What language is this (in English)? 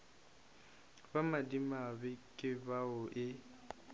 Northern Sotho